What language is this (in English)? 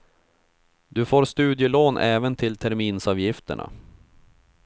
Swedish